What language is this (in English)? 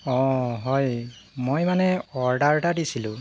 Assamese